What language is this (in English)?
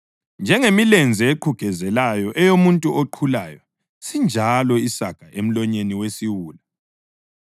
North Ndebele